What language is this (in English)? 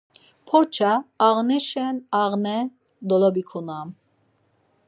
Laz